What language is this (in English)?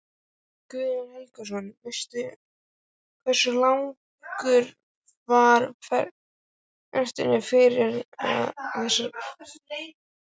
Icelandic